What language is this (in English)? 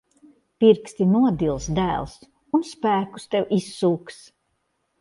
Latvian